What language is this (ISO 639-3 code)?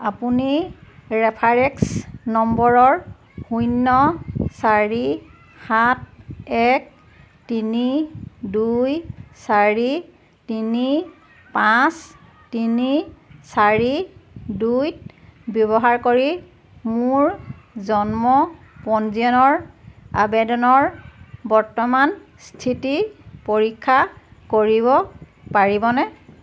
asm